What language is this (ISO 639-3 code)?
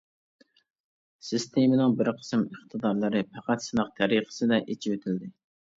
uig